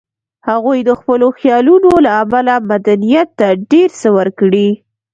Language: Pashto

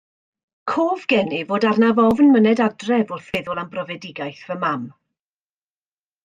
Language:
Welsh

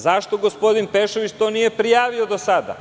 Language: Serbian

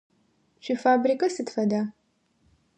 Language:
Adyghe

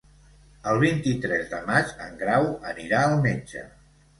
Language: Catalan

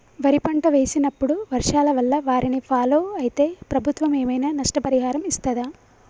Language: Telugu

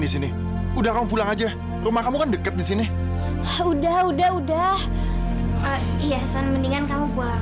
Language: Indonesian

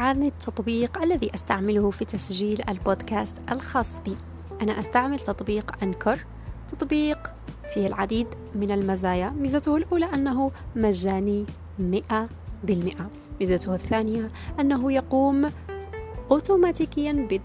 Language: Arabic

